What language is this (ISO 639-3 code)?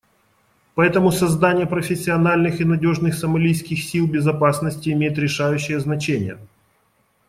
rus